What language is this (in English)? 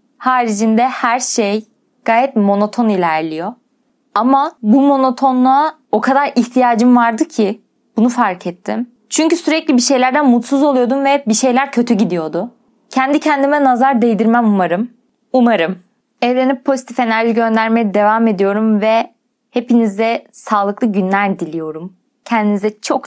Turkish